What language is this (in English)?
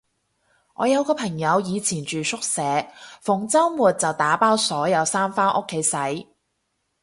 Cantonese